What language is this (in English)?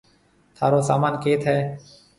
Marwari (Pakistan)